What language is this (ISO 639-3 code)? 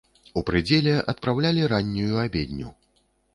bel